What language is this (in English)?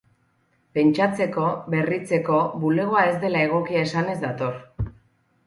Basque